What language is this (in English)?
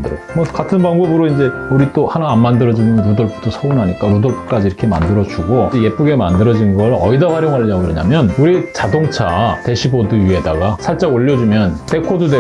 Korean